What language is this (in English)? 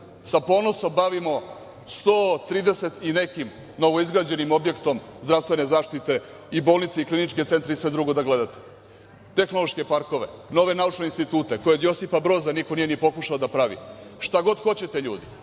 Serbian